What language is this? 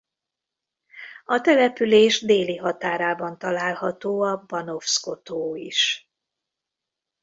Hungarian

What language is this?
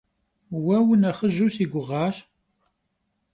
Kabardian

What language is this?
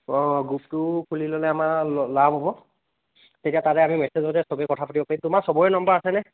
Assamese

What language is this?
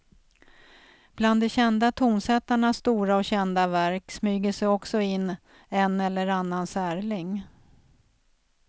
Swedish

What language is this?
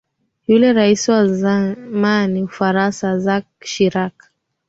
Swahili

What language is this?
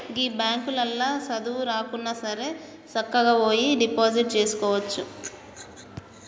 Telugu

